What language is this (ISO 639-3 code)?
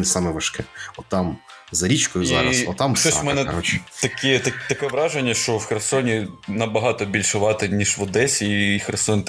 ukr